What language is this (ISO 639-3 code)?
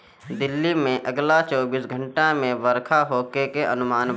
bho